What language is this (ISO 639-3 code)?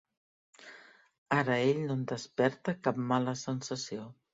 cat